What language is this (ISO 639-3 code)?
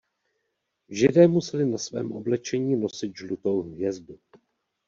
ces